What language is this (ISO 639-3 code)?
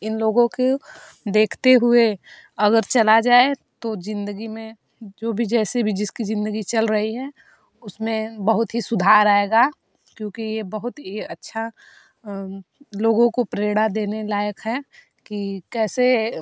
hin